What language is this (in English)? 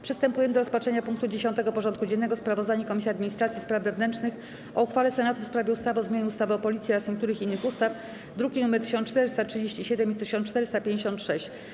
Polish